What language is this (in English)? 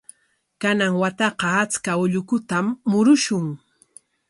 Corongo Ancash Quechua